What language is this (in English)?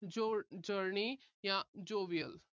Punjabi